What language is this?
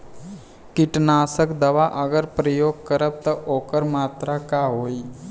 Bhojpuri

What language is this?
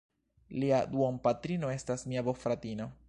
Esperanto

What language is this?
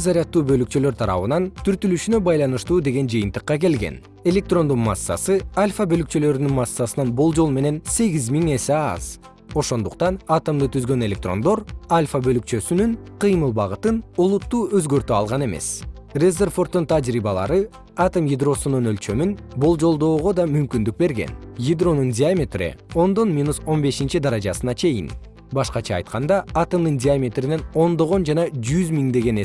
Kyrgyz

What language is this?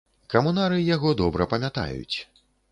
Belarusian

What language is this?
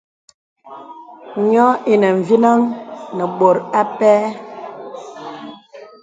Bebele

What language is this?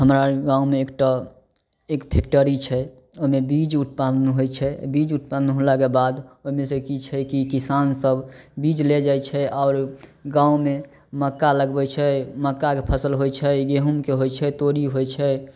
Maithili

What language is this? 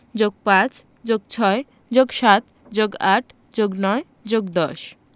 Bangla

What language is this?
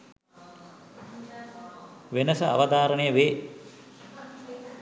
Sinhala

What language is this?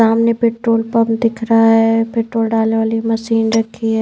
Hindi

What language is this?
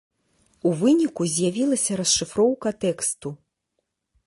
Belarusian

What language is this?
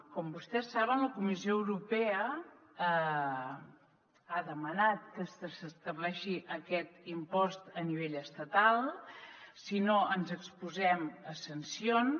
Catalan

